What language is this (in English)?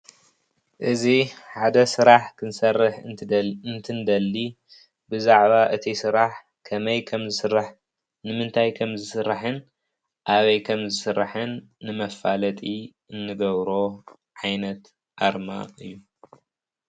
Tigrinya